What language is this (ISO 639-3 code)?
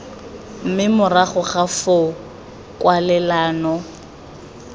tsn